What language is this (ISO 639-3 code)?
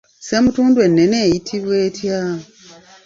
lug